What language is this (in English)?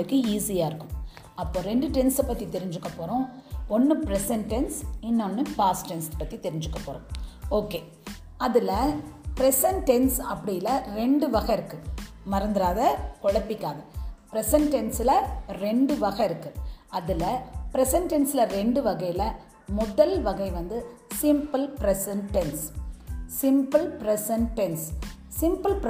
Tamil